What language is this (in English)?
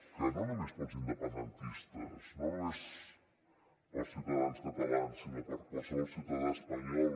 Catalan